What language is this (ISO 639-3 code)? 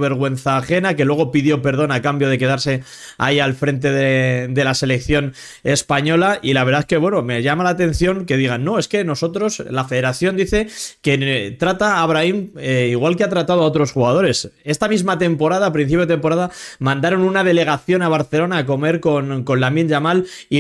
spa